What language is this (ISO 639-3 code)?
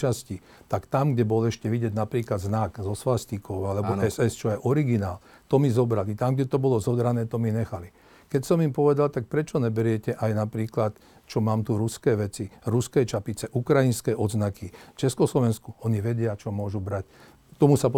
slk